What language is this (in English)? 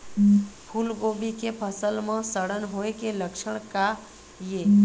Chhattisgarhi